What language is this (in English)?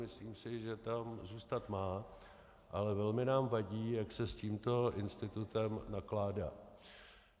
Czech